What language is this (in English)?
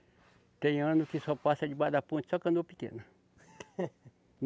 Portuguese